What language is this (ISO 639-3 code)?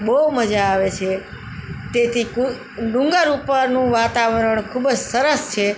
guj